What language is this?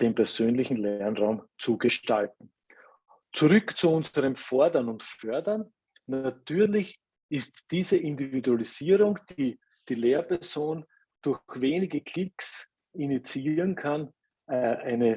German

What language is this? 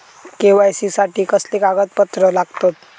Marathi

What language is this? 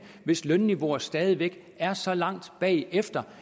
Danish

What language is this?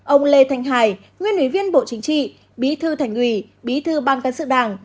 Vietnamese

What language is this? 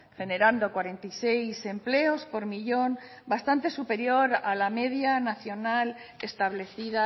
Spanish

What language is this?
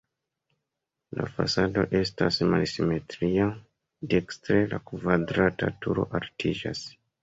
Esperanto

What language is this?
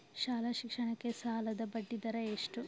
Kannada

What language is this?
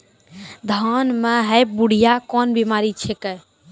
Maithili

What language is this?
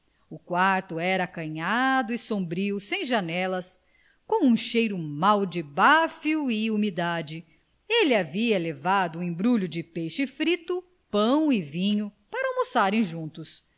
Portuguese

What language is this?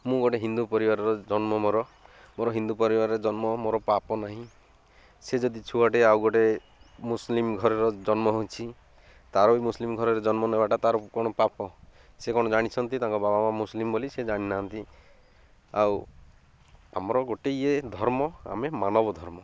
Odia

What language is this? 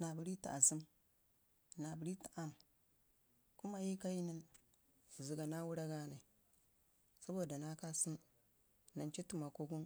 Ngizim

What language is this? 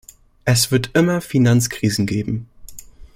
German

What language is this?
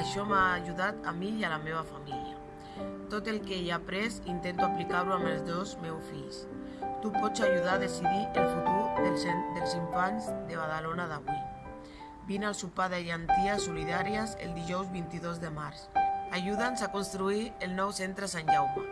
Catalan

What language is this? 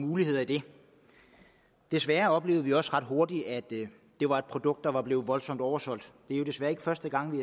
Danish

